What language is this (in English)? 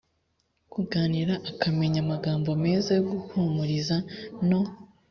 Kinyarwanda